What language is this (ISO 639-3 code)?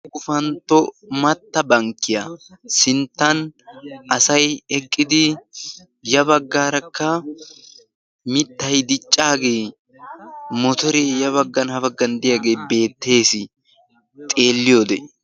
wal